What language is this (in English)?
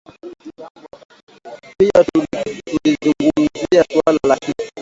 Swahili